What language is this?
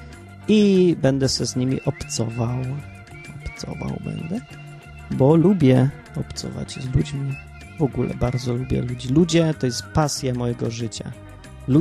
Polish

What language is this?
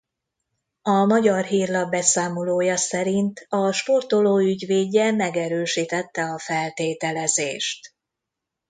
Hungarian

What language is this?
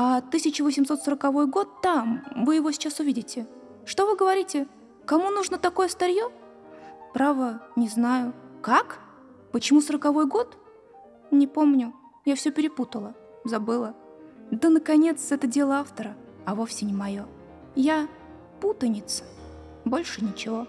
Russian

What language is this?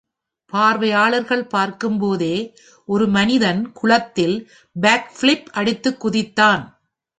Tamil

